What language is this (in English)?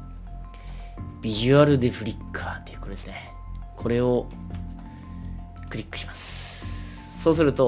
Japanese